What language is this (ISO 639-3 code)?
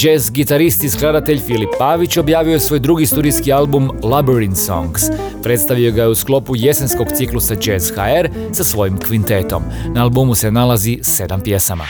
hrv